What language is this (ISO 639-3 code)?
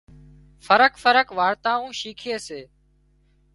kxp